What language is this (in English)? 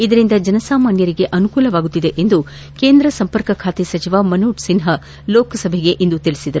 Kannada